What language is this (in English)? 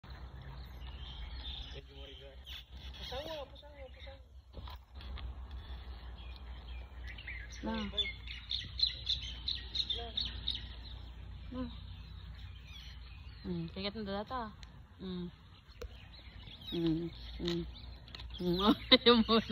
Indonesian